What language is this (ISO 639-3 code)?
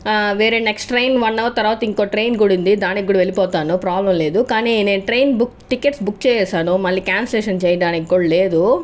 tel